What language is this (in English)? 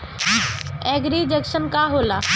Bhojpuri